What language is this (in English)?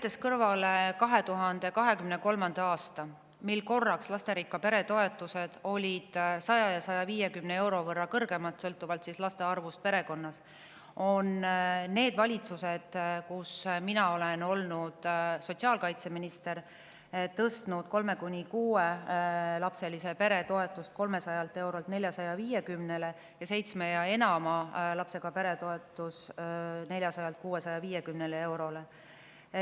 Estonian